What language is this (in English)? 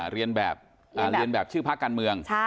Thai